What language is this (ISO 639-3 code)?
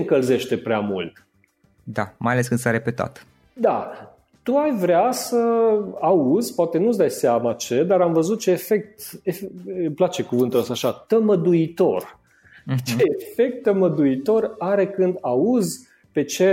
ron